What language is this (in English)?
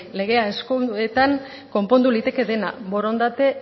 Basque